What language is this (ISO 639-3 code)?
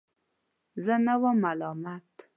pus